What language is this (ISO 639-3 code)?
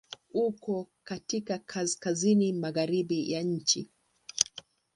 swa